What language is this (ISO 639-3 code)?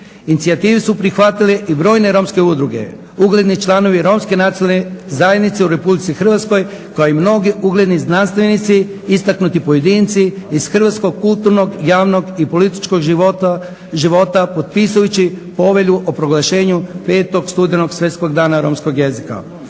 hrv